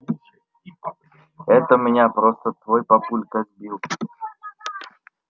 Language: Russian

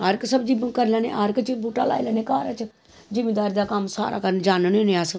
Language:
Dogri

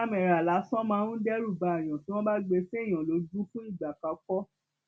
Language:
Yoruba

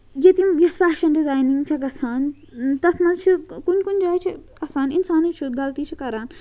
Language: Kashmiri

